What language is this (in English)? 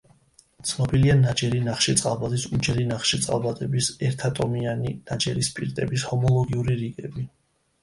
Georgian